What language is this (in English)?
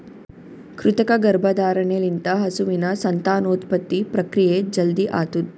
Kannada